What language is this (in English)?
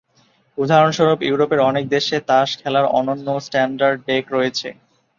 Bangla